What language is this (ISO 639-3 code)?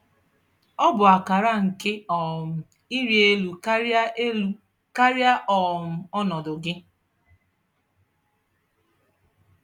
ibo